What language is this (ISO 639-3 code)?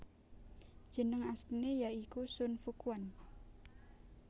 jav